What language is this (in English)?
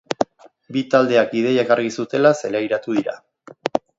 Basque